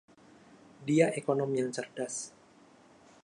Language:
Indonesian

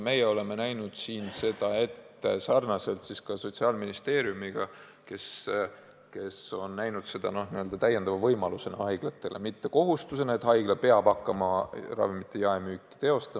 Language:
Estonian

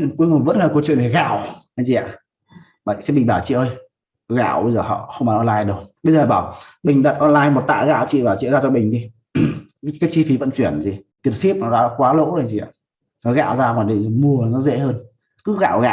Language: Vietnamese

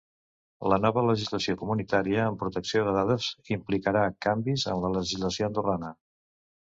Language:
Catalan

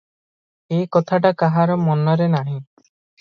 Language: Odia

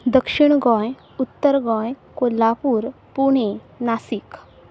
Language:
Konkani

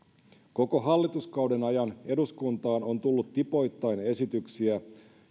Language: Finnish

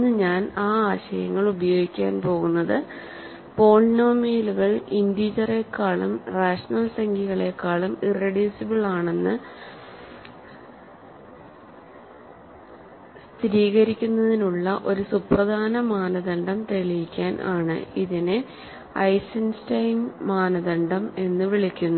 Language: Malayalam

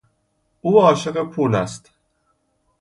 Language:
Persian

